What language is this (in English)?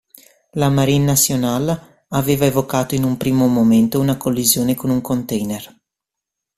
Italian